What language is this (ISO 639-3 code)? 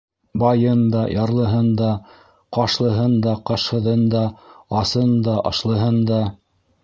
bak